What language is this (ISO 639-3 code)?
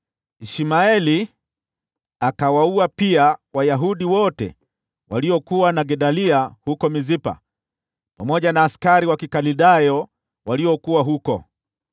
swa